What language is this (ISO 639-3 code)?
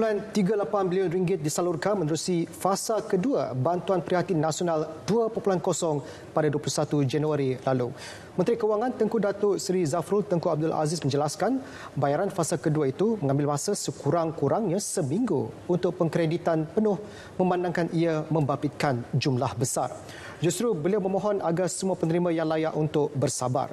msa